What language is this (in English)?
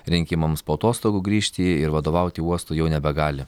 Lithuanian